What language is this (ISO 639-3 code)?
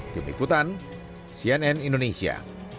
ind